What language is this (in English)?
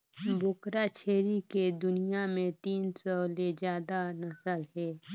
Chhattisgarhi